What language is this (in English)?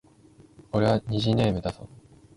Japanese